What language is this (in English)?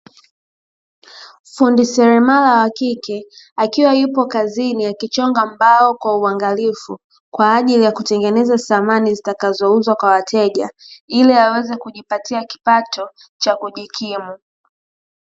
Swahili